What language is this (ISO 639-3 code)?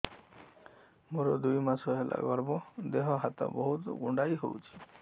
ori